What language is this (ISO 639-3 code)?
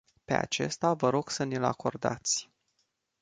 ron